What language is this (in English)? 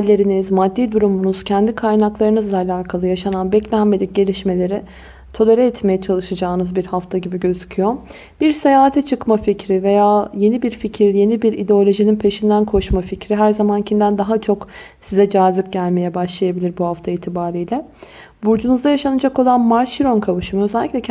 Turkish